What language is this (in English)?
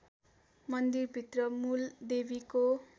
Nepali